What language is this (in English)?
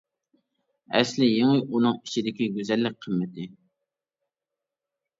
Uyghur